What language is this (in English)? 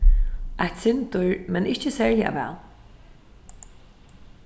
Faroese